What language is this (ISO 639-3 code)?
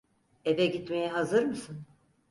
tur